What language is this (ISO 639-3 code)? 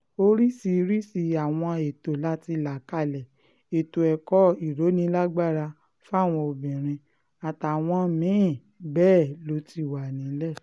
yor